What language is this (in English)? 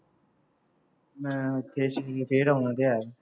Punjabi